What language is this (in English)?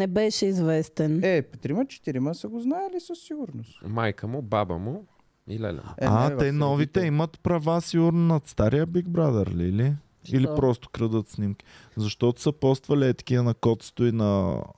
Bulgarian